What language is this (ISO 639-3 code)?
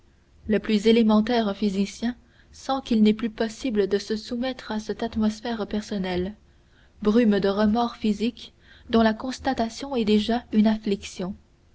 fra